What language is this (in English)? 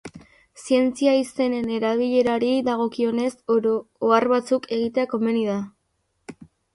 Basque